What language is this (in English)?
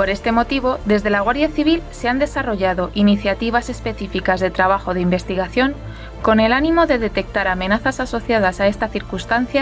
Spanish